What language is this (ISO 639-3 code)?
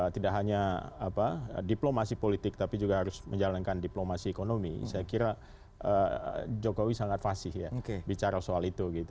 ind